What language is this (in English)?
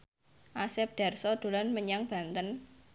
Javanese